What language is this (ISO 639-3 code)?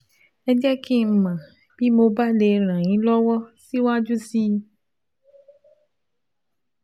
yor